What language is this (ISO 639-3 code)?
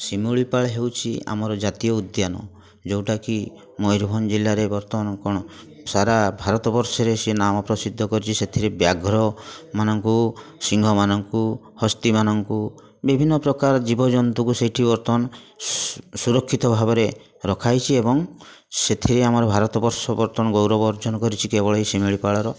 ori